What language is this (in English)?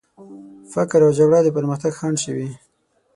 Pashto